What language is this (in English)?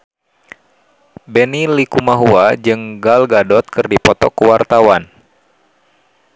Sundanese